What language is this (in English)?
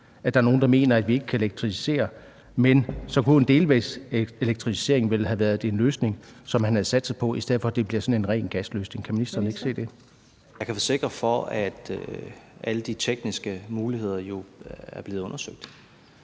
Danish